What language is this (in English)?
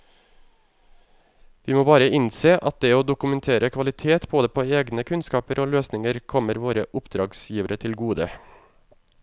Norwegian